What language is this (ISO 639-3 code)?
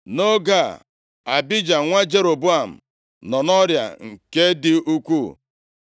ibo